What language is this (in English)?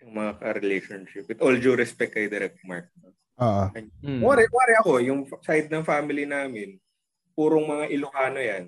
Filipino